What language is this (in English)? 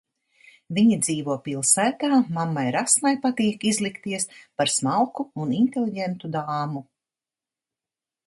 Latvian